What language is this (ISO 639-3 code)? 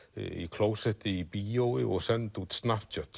isl